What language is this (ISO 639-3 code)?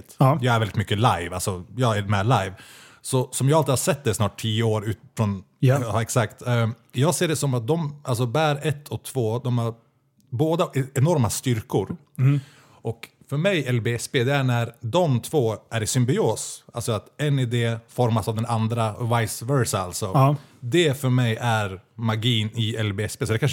swe